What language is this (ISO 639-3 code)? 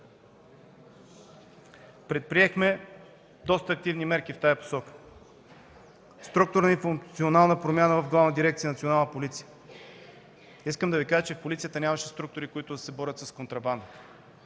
bul